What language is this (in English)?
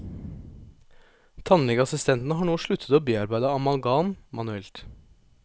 Norwegian